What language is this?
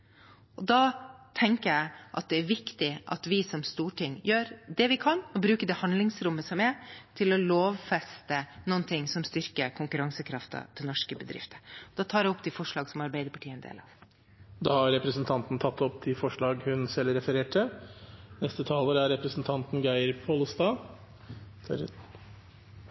Norwegian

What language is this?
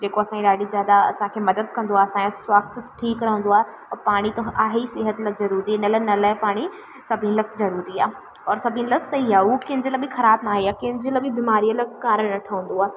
Sindhi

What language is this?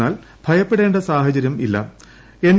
Malayalam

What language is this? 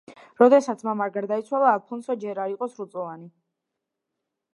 Georgian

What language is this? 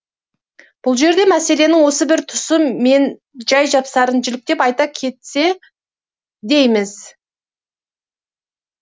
Kazakh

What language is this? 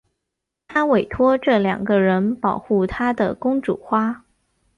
Chinese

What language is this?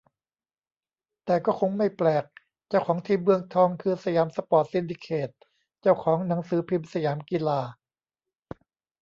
Thai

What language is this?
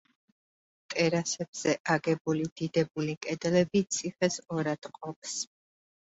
Georgian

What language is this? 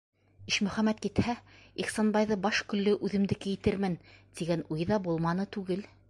Bashkir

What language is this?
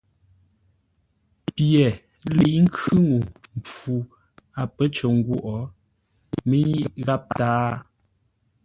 Ngombale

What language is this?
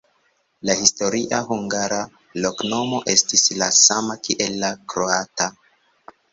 Esperanto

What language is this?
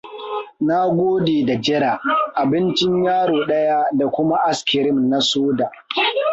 Hausa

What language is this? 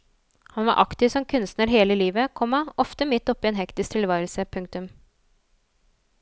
Norwegian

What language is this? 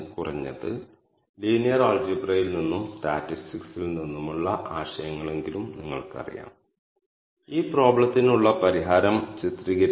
Malayalam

